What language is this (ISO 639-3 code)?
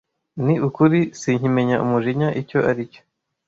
kin